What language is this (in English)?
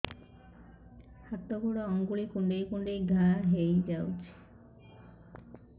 Odia